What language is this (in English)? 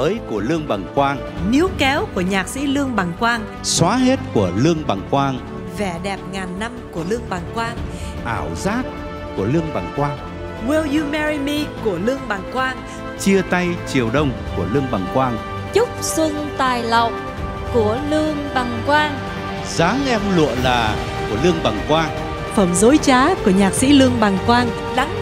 Vietnamese